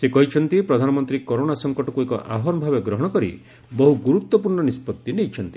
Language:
Odia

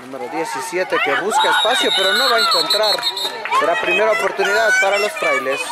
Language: Spanish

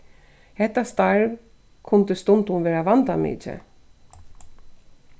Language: Faroese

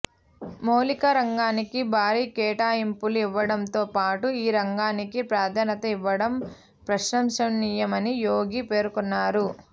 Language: Telugu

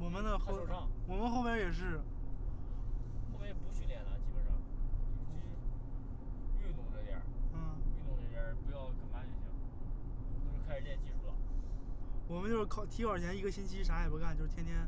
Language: Chinese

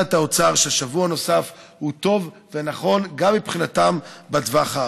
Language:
Hebrew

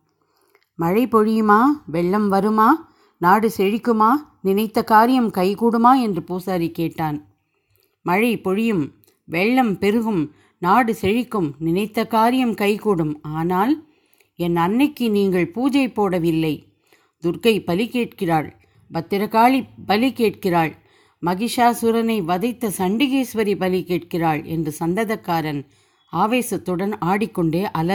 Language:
Tamil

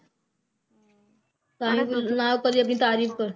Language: Punjabi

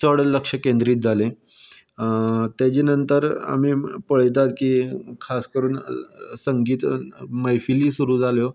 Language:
Konkani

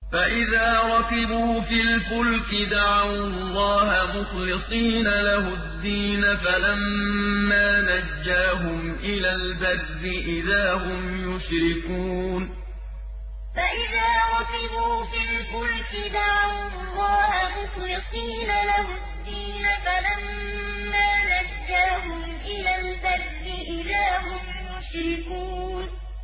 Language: Arabic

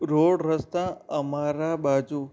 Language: Gujarati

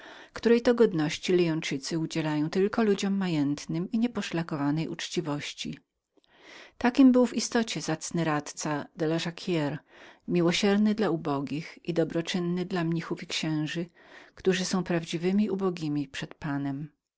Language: Polish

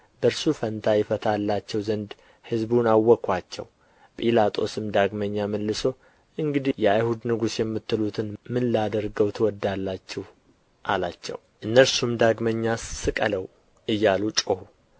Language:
Amharic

